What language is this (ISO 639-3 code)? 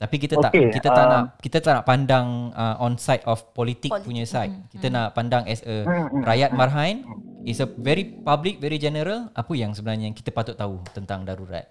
msa